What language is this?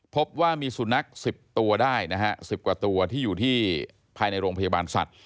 Thai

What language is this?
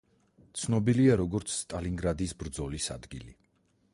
Georgian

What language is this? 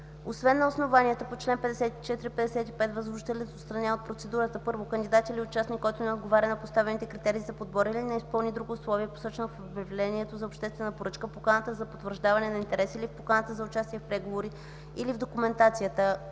Bulgarian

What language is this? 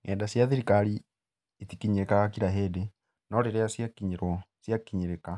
Kikuyu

